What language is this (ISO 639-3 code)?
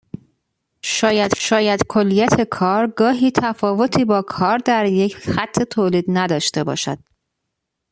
fas